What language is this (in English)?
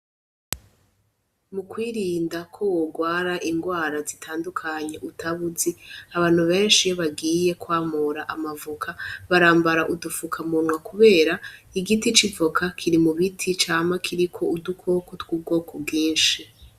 Rundi